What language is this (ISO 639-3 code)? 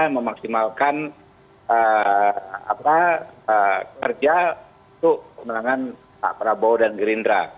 ind